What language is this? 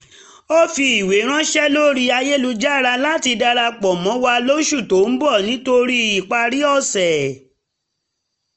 Yoruba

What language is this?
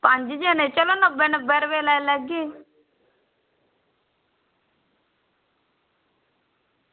Dogri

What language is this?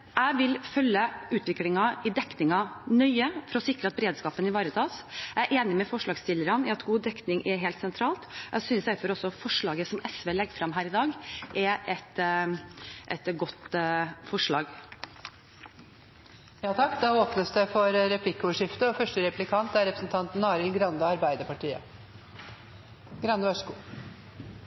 Norwegian Bokmål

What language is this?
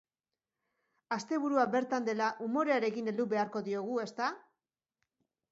Basque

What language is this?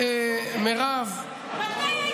Hebrew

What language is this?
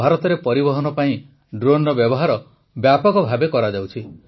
Odia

